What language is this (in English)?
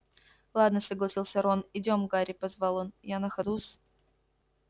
Russian